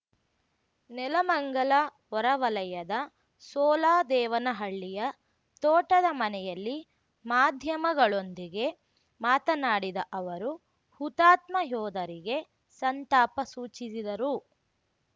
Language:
Kannada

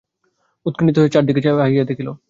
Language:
Bangla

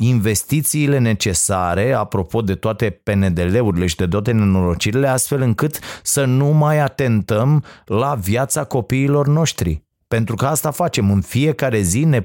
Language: Romanian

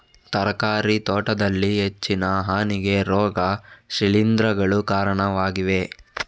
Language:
Kannada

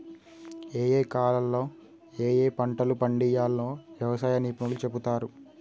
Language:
Telugu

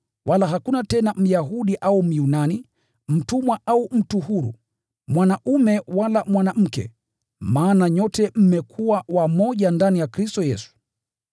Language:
Swahili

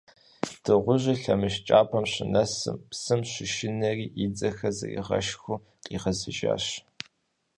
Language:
Kabardian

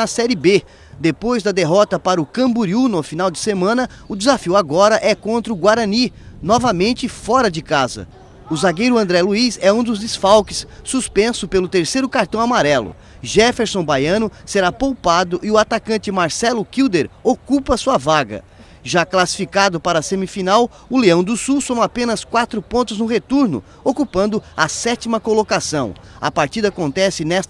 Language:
Portuguese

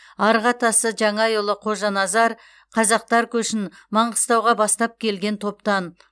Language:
Kazakh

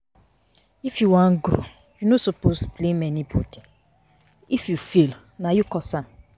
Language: Nigerian Pidgin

